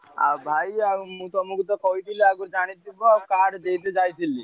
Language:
Odia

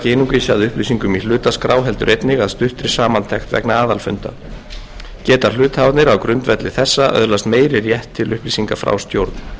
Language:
Icelandic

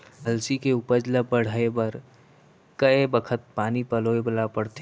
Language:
Chhattisgarhi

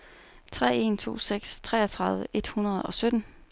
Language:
Danish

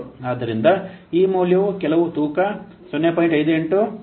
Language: Kannada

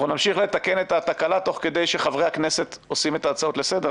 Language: Hebrew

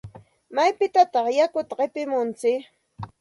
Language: Santa Ana de Tusi Pasco Quechua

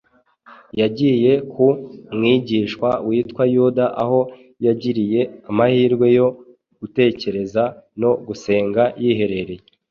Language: Kinyarwanda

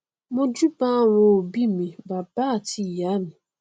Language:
Yoruba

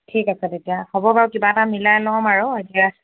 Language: Assamese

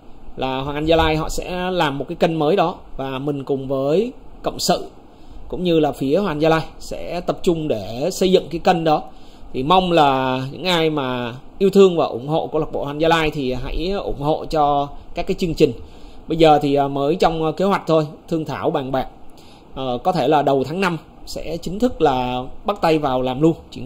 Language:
Vietnamese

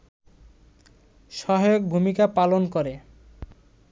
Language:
Bangla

